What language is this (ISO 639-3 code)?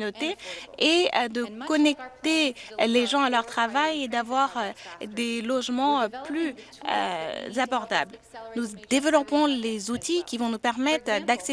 fra